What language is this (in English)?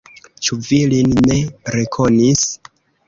Esperanto